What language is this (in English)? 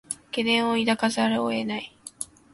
Japanese